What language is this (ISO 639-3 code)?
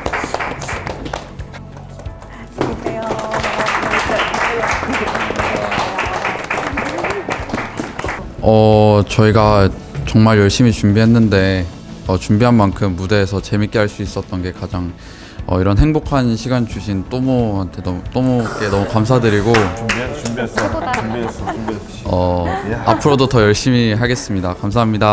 kor